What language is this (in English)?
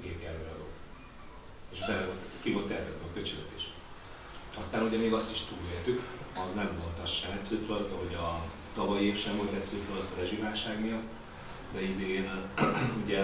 Hungarian